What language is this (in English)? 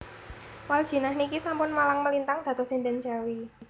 Javanese